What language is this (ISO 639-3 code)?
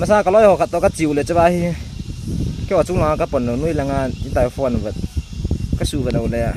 tha